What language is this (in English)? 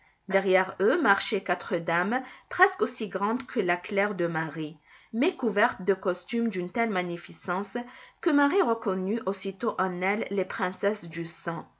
French